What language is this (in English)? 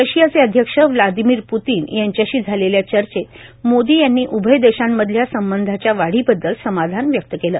Marathi